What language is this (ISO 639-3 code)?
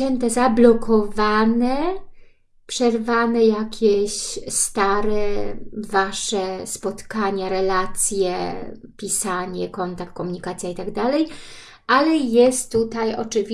pol